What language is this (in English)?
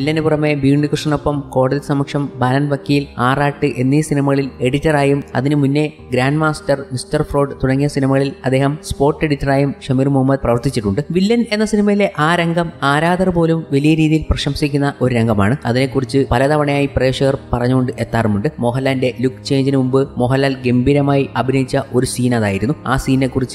Arabic